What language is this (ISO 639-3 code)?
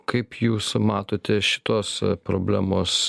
lit